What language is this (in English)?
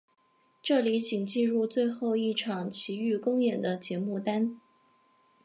Chinese